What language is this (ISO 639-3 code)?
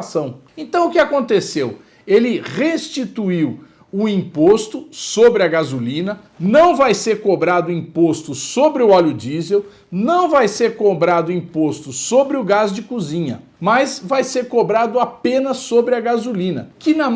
por